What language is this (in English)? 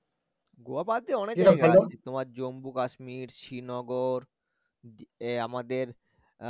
Bangla